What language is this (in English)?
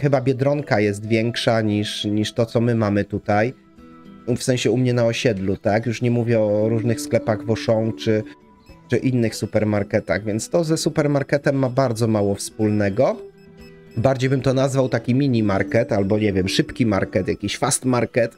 Polish